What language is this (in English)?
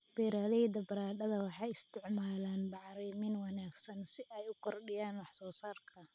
Somali